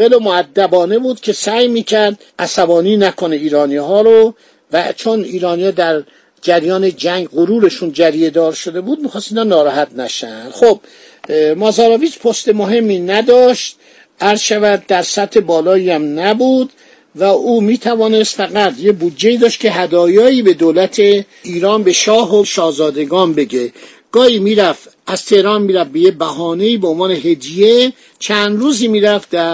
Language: Persian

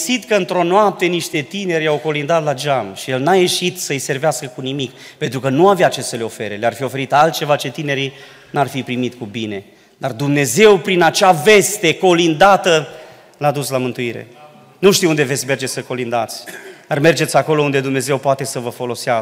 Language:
Romanian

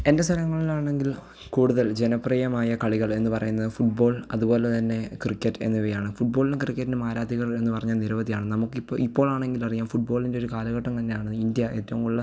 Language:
Malayalam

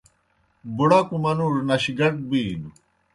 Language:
Kohistani Shina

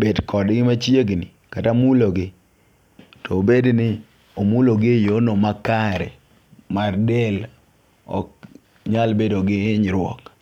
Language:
Luo (Kenya and Tanzania)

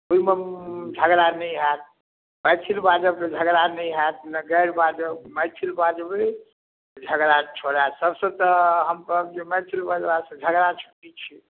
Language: Maithili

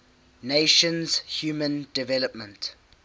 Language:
English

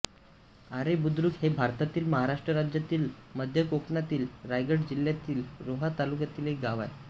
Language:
Marathi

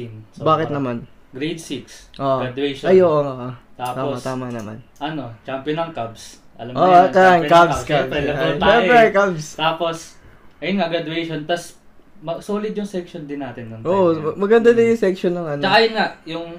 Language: Filipino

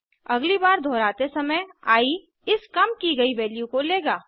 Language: Hindi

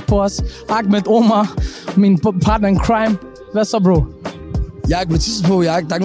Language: Danish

